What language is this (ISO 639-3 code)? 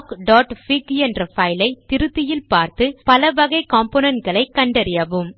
tam